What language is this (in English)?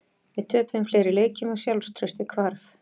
Icelandic